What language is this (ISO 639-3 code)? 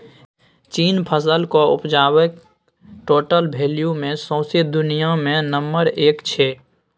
mai